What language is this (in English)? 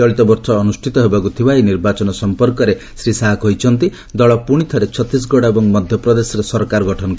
Odia